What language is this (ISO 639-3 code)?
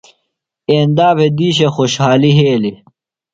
phl